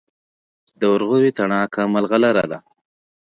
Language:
Pashto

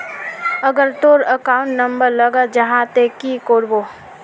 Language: Magahi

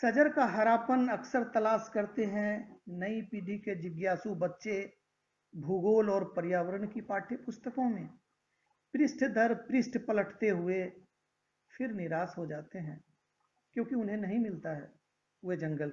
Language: Hindi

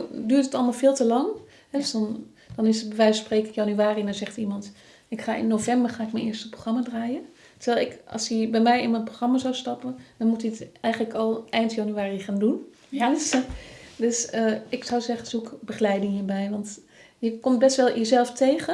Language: Dutch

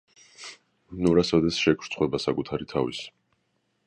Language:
Georgian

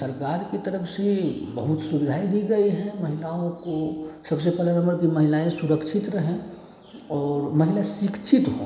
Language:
Hindi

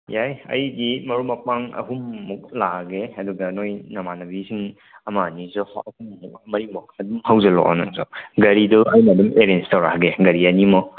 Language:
Manipuri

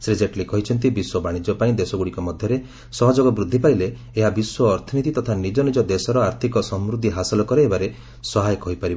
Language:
Odia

